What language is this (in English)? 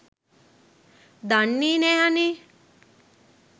Sinhala